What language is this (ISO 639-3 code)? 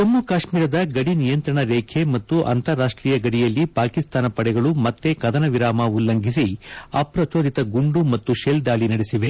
kan